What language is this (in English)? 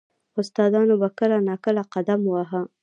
Pashto